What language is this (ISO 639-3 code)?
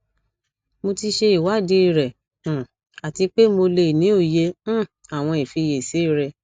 yor